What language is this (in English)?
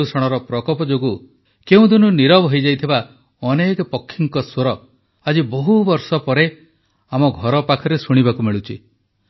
Odia